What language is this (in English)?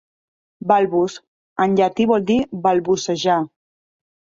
Catalan